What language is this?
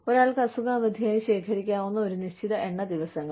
Malayalam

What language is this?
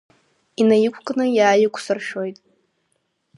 Abkhazian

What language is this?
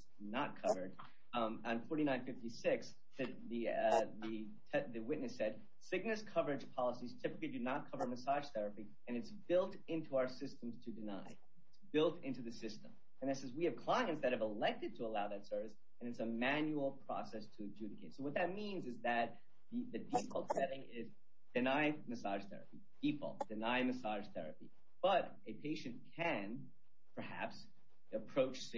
English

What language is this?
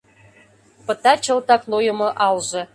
Mari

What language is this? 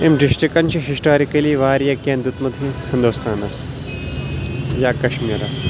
Kashmiri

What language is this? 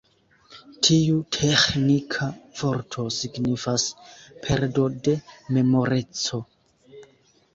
Esperanto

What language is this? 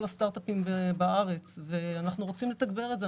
Hebrew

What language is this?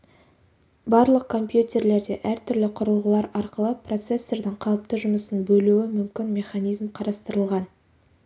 Kazakh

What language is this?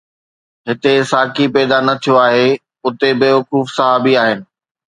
Sindhi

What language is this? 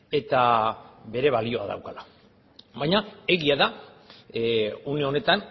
Basque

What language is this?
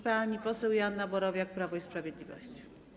Polish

